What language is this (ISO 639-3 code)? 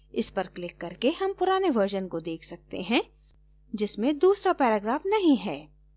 hin